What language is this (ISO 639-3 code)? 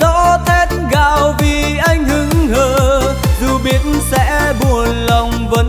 vie